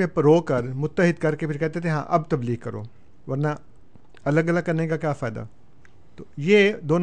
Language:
Urdu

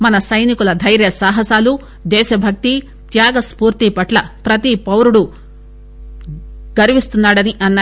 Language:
Telugu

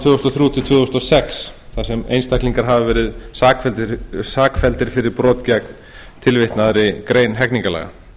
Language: Icelandic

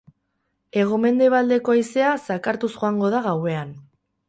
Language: Basque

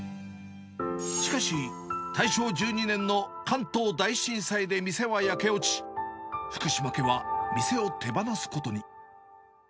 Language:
Japanese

